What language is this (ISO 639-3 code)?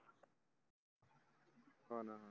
mar